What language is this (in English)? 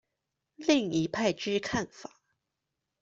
Chinese